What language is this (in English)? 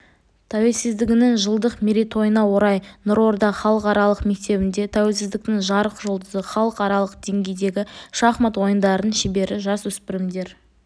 Kazakh